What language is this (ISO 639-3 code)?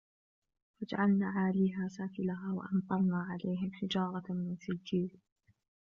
ara